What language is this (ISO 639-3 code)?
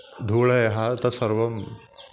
san